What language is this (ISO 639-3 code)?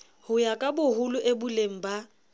sot